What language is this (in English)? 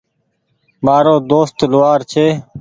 Goaria